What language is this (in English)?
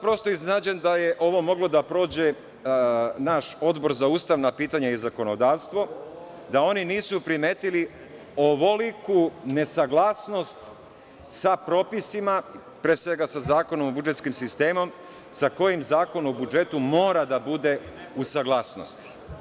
Serbian